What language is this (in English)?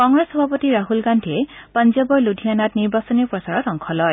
Assamese